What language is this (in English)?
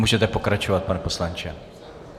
Czech